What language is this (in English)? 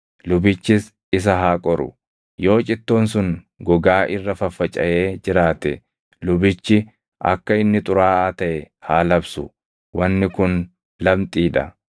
Oromo